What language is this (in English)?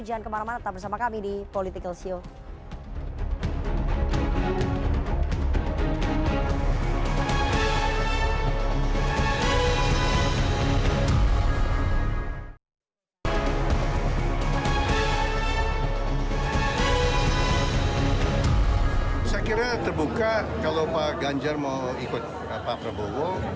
Indonesian